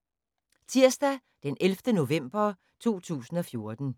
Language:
Danish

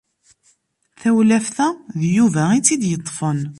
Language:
Kabyle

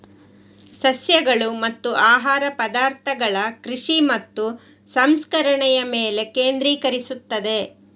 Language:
Kannada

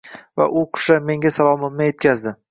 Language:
Uzbek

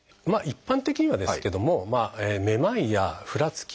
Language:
Japanese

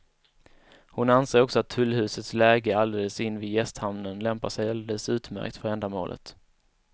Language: Swedish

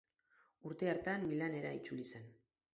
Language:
Basque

